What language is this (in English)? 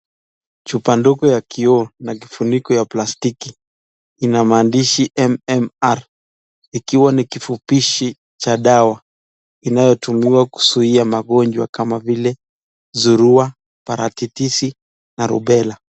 Swahili